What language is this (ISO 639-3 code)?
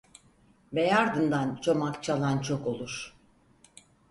tur